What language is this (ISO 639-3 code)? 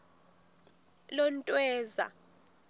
ssw